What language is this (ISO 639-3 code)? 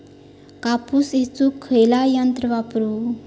mar